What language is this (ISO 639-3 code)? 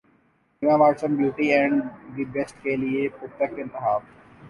urd